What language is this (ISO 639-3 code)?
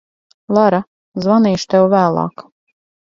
lav